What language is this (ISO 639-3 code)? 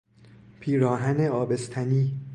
fas